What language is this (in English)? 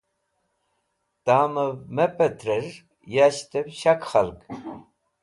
Wakhi